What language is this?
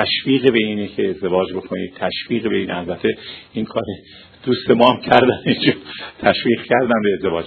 Persian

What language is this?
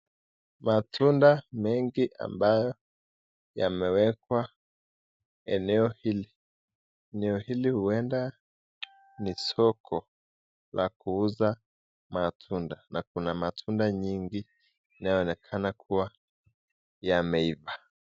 Swahili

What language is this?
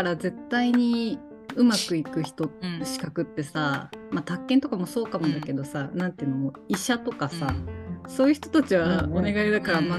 Japanese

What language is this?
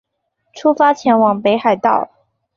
Chinese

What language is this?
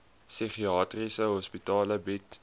Afrikaans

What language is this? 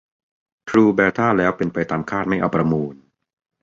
Thai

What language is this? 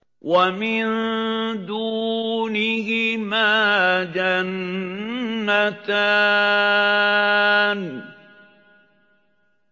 Arabic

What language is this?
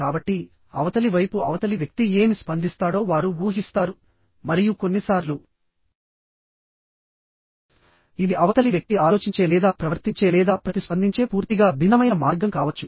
Telugu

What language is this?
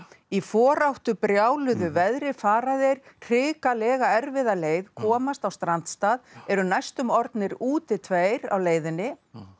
Icelandic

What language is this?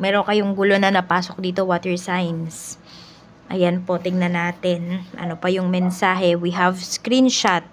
Filipino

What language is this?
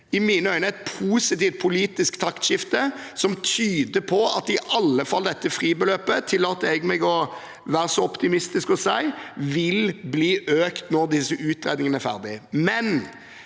Norwegian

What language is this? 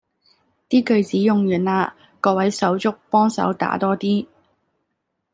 Cantonese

